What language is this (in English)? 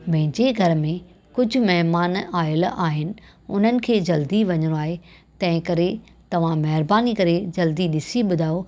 Sindhi